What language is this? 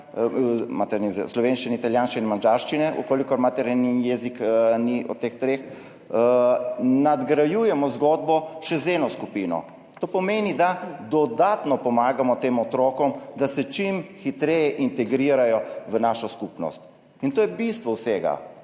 Slovenian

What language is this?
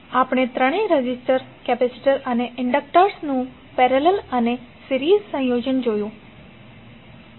Gujarati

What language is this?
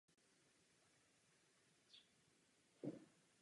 Czech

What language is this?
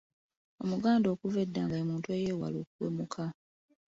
Ganda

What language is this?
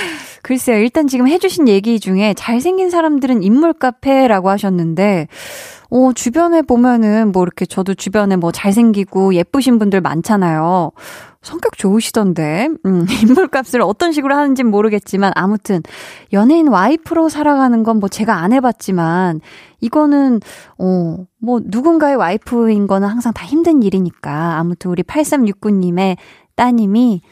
Korean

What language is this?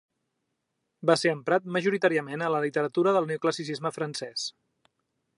Catalan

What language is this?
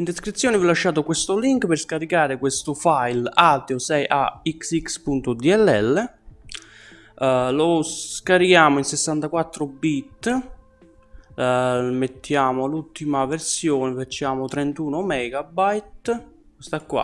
Italian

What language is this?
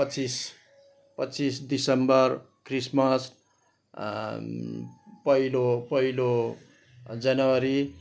Nepali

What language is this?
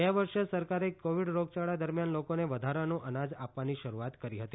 Gujarati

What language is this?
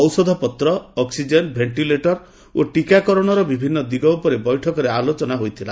Odia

